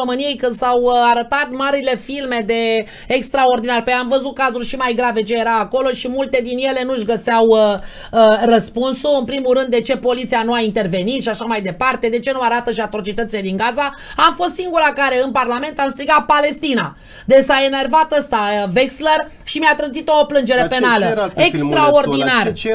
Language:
Romanian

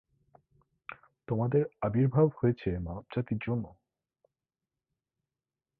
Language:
Bangla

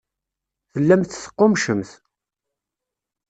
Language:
Kabyle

